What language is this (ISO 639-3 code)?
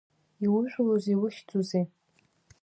abk